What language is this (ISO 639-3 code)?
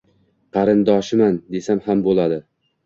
uzb